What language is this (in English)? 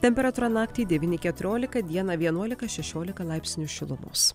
Lithuanian